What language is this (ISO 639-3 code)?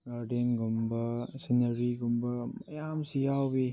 mni